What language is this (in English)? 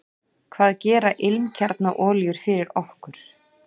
Icelandic